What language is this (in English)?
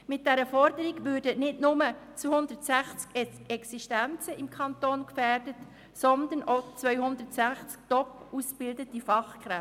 Swiss German